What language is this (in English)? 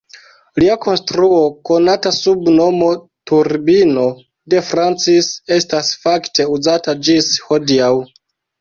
Esperanto